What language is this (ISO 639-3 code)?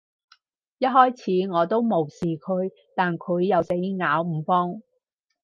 yue